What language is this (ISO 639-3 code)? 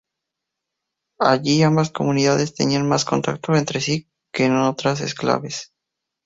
spa